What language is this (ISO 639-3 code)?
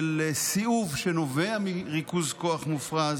heb